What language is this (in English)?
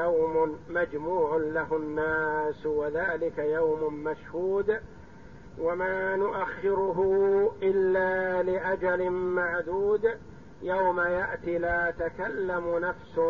Arabic